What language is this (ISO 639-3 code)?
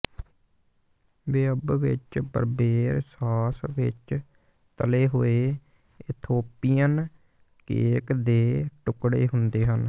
pan